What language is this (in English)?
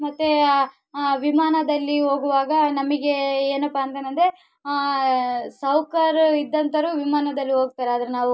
Kannada